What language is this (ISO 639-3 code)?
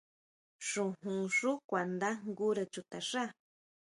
mau